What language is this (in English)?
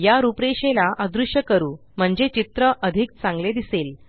Marathi